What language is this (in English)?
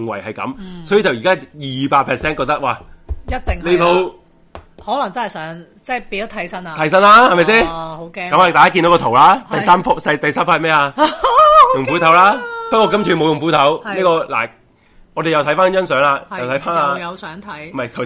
Chinese